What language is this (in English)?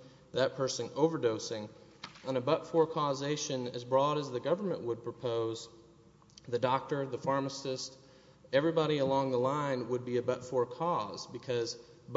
English